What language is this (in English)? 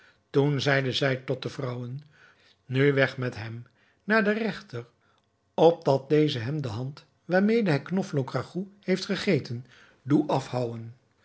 Dutch